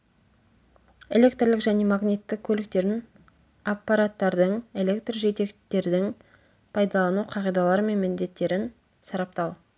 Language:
Kazakh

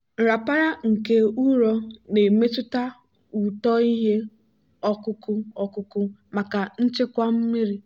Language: Igbo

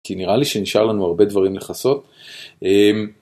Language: Hebrew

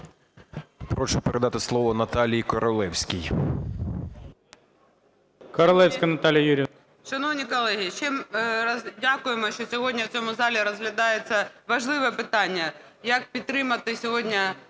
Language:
Ukrainian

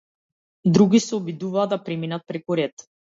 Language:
Macedonian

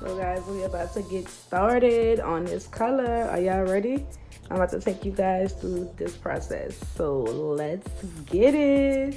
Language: English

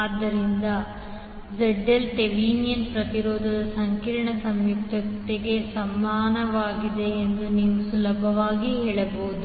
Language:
Kannada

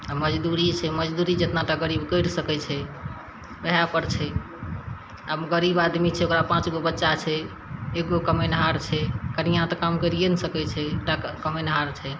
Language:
Maithili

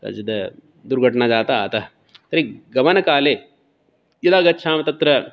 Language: Sanskrit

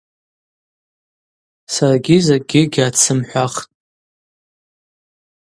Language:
Abaza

